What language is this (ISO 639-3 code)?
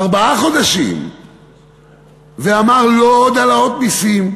heb